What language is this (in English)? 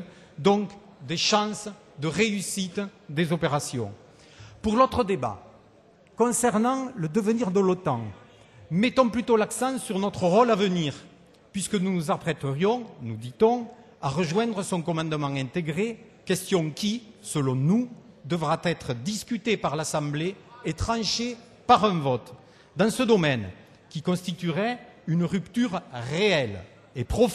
French